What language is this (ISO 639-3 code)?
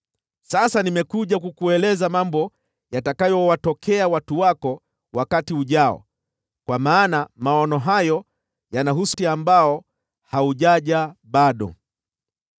swa